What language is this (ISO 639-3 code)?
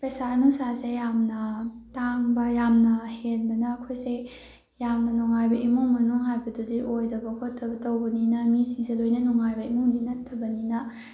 mni